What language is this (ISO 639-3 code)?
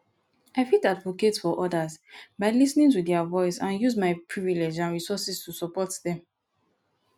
pcm